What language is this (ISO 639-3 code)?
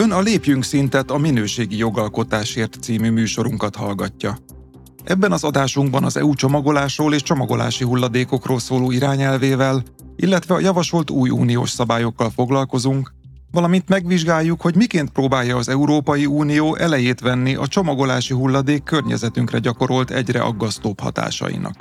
hun